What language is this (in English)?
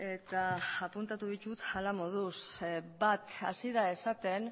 Basque